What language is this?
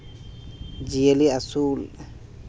Santali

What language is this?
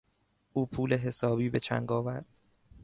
Persian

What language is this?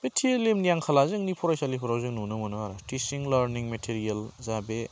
Bodo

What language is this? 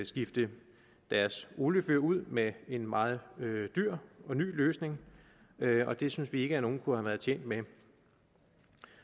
Danish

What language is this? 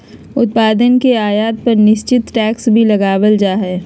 Magahi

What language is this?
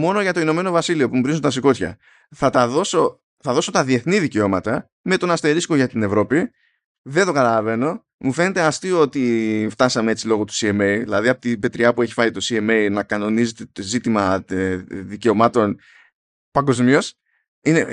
Greek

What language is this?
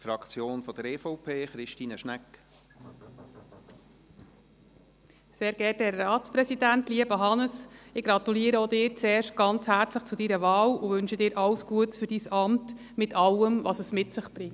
Swiss German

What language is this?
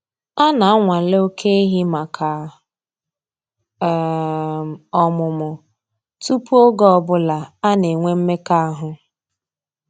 Igbo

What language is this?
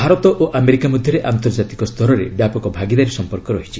Odia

